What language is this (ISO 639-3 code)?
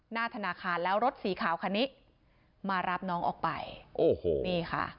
tha